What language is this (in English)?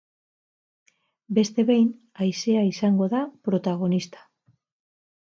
Basque